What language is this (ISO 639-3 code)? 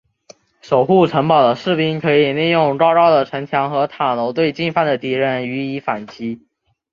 zho